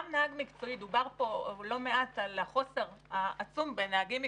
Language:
Hebrew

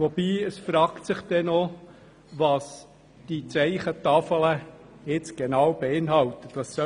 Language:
Swiss German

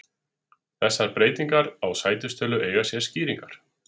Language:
Icelandic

